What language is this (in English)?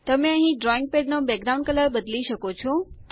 Gujarati